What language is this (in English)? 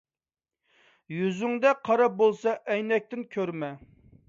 Uyghur